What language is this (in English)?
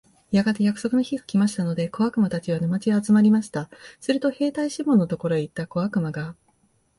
Japanese